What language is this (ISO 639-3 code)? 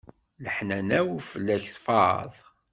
kab